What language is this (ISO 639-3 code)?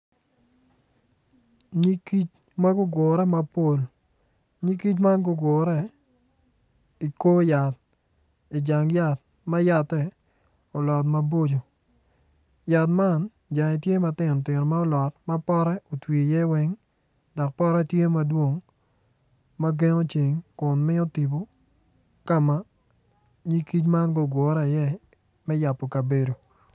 ach